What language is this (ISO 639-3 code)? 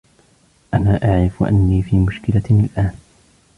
ara